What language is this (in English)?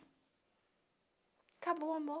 Portuguese